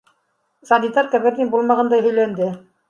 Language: Bashkir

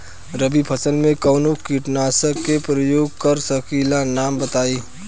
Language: Bhojpuri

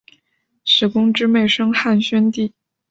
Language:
Chinese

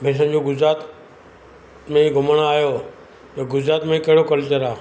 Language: Sindhi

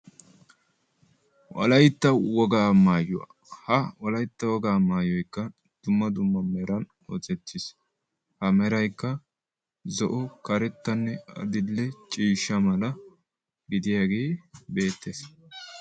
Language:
Wolaytta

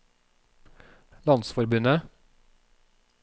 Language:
Norwegian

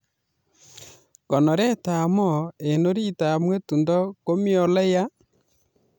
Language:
Kalenjin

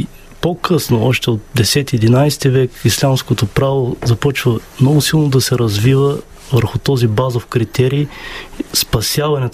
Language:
Bulgarian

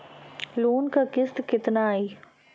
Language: Bhojpuri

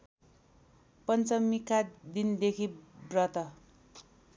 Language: Nepali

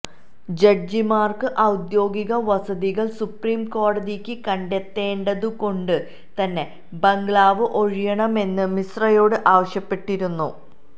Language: Malayalam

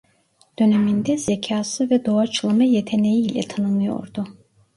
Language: Turkish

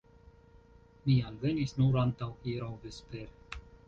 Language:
Esperanto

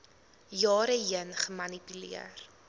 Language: Afrikaans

